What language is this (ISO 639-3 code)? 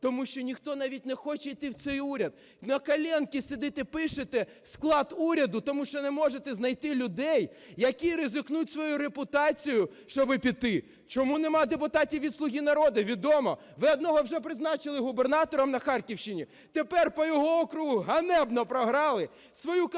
ukr